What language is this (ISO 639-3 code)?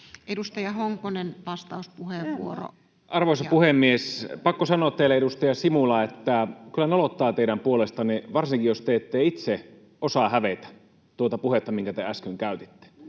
fin